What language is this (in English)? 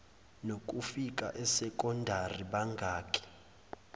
Zulu